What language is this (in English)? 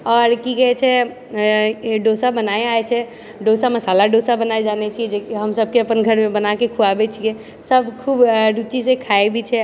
Maithili